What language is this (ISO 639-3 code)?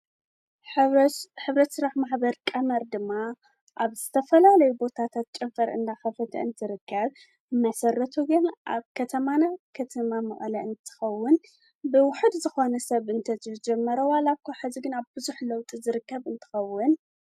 tir